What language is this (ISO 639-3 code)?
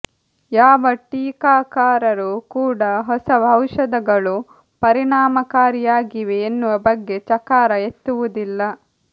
kan